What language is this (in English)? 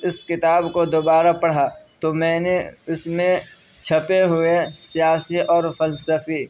Urdu